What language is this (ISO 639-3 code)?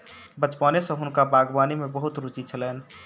mai